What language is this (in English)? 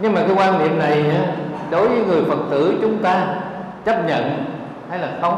Vietnamese